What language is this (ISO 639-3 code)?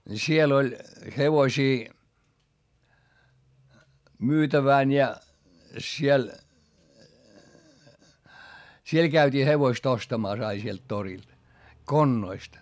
fin